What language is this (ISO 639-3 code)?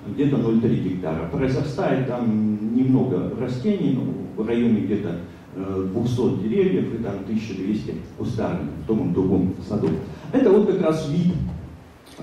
rus